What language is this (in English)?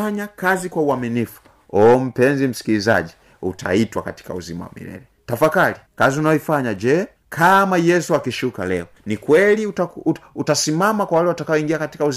Swahili